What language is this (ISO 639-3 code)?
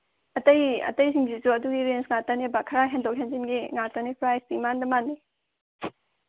mni